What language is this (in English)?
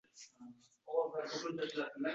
Uzbek